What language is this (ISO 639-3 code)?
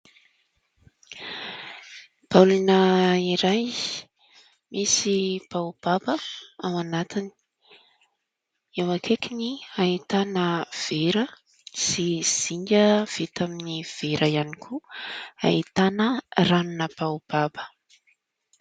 mlg